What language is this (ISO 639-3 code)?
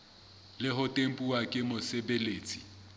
sot